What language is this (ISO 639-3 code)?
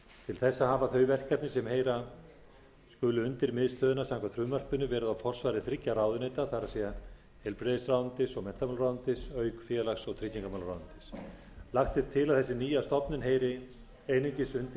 isl